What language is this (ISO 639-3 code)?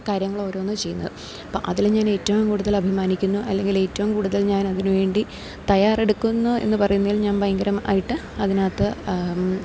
mal